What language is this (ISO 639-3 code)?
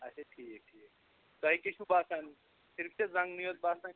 kas